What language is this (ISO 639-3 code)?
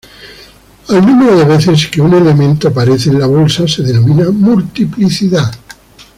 spa